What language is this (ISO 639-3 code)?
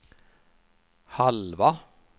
swe